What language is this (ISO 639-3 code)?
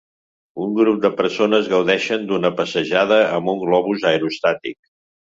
cat